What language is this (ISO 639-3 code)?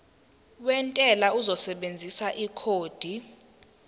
zul